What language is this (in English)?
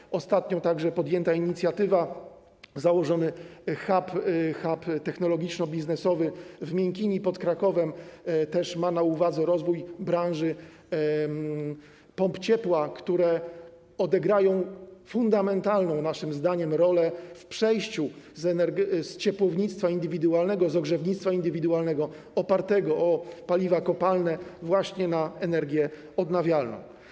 Polish